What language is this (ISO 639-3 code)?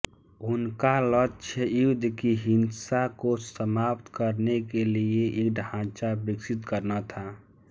hin